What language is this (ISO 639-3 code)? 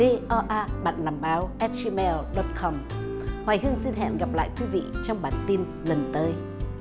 vie